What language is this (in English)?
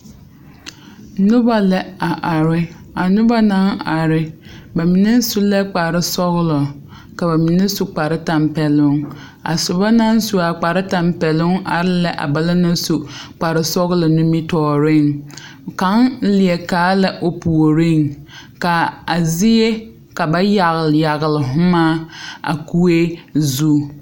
Southern Dagaare